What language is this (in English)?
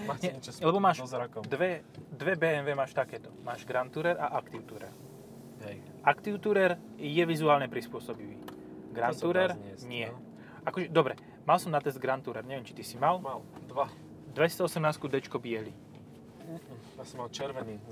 Slovak